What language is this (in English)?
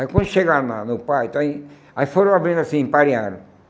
Portuguese